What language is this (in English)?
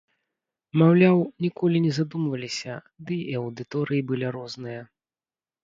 Belarusian